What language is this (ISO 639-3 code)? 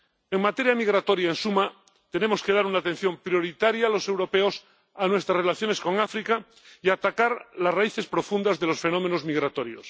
spa